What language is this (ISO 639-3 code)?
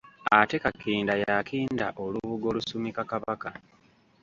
lug